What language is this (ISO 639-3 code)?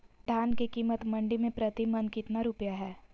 mag